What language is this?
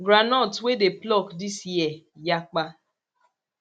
Nigerian Pidgin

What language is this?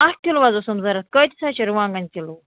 Kashmiri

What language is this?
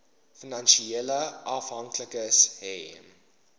Afrikaans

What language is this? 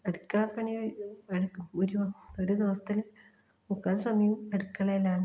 Malayalam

